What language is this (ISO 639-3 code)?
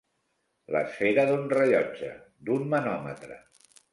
cat